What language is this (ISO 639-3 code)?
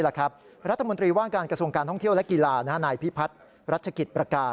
tha